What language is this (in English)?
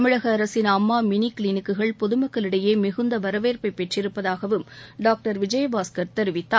Tamil